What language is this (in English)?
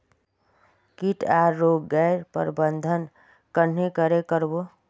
Magahi